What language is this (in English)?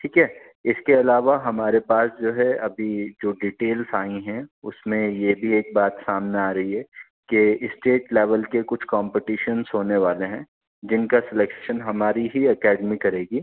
Urdu